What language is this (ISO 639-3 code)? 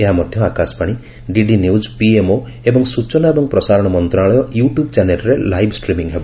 ori